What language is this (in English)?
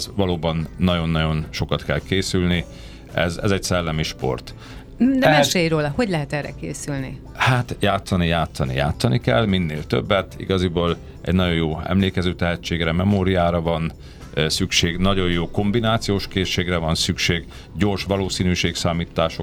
Hungarian